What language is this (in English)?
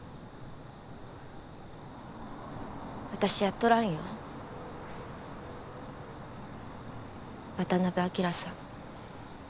Japanese